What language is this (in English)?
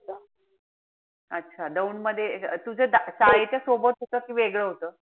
Marathi